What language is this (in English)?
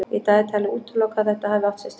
Icelandic